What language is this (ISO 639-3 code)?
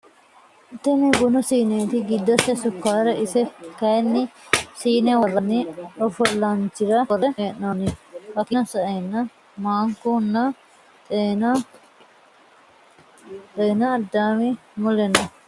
sid